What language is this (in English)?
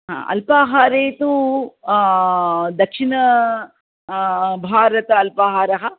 Sanskrit